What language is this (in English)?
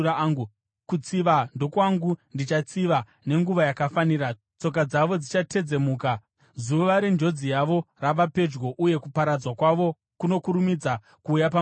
Shona